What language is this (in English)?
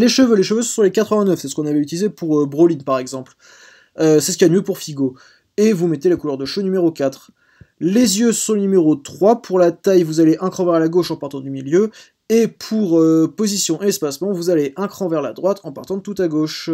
French